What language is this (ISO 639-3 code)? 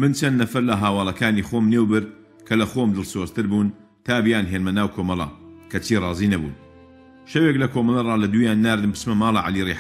fas